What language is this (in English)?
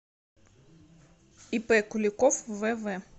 Russian